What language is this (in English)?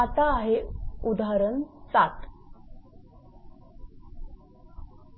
Marathi